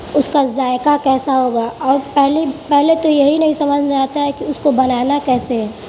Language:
Urdu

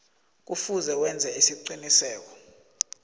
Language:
South Ndebele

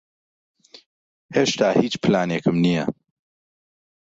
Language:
Central Kurdish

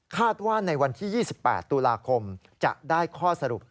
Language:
Thai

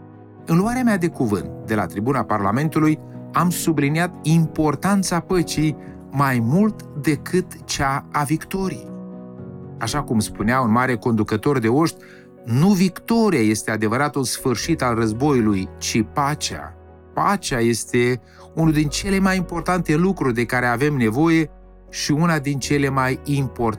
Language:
Romanian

